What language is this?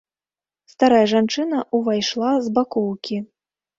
Belarusian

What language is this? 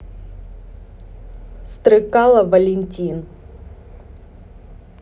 Russian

